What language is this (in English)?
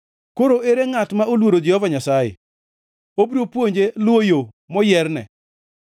Luo (Kenya and Tanzania)